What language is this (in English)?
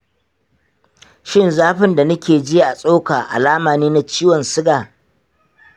Hausa